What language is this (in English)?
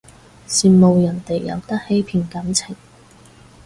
Cantonese